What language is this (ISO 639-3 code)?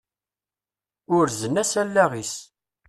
kab